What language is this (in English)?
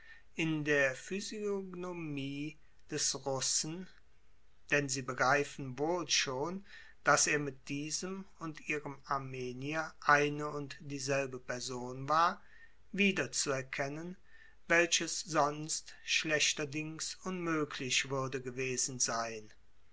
German